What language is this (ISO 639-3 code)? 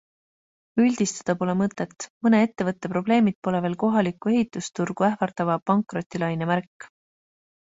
est